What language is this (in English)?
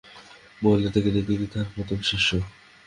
Bangla